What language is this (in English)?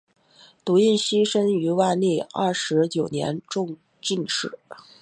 Chinese